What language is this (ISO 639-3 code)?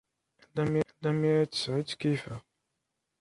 kab